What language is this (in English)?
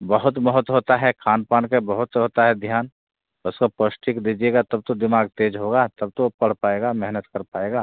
Hindi